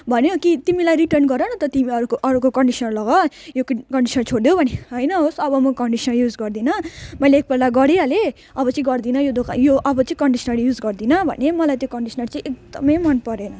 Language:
Nepali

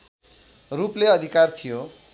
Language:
Nepali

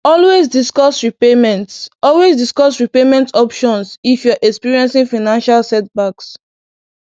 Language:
Igbo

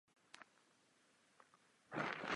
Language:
Czech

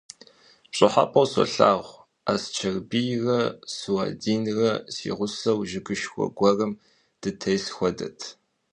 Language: Kabardian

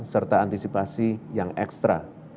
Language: Indonesian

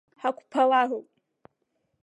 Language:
Abkhazian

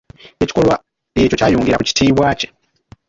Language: Ganda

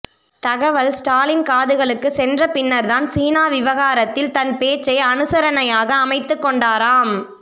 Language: Tamil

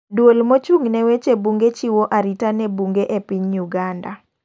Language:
Luo (Kenya and Tanzania)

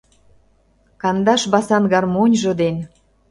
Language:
Mari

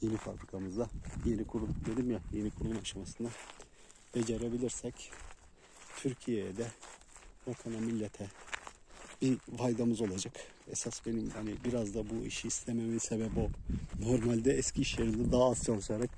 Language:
Turkish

